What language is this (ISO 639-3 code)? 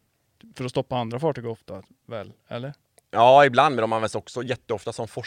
swe